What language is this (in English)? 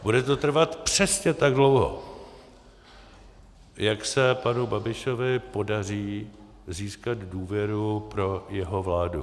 Czech